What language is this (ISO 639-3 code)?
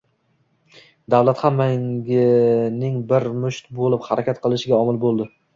uzb